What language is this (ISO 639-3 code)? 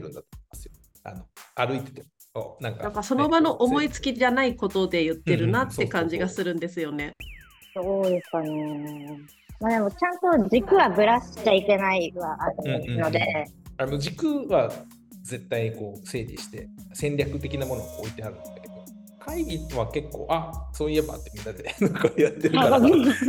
jpn